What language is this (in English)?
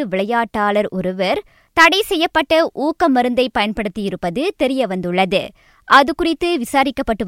Tamil